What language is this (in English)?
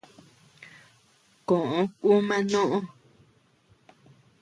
Tepeuxila Cuicatec